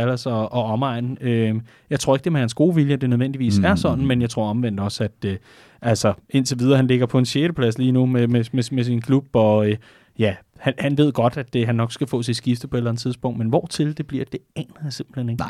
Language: Danish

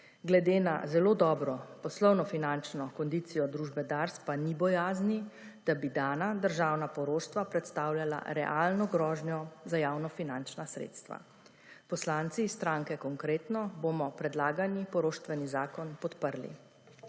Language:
Slovenian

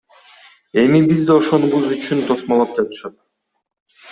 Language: Kyrgyz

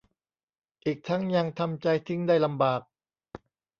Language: Thai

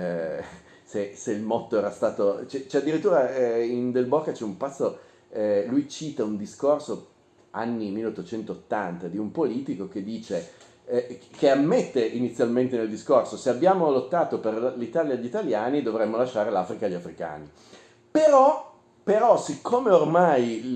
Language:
Italian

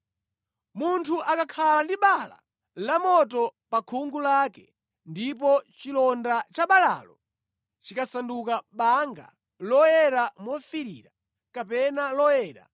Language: Nyanja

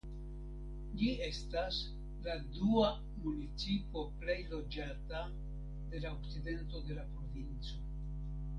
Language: Esperanto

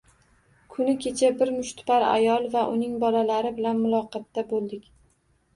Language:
Uzbek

